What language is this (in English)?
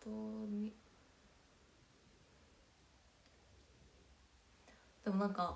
Japanese